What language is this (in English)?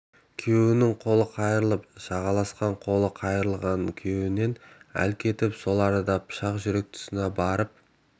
Kazakh